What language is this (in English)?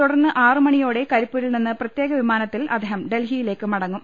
Malayalam